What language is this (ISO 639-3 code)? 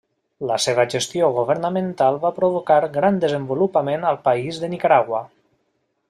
cat